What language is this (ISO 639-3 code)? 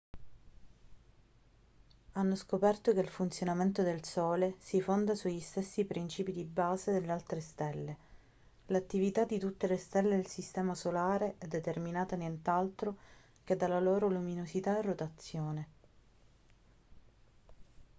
ita